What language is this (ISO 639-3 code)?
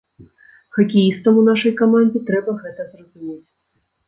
bel